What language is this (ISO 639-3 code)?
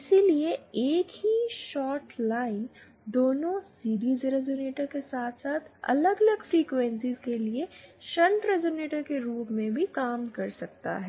hin